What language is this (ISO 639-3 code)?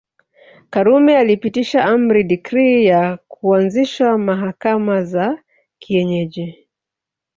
swa